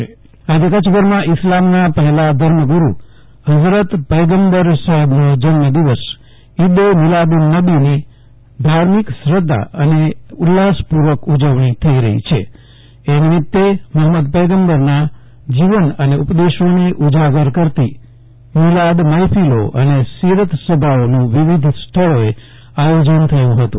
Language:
Gujarati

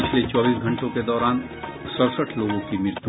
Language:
Hindi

